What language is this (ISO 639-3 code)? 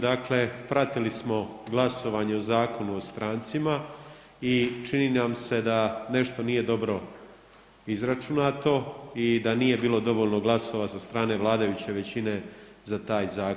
hrv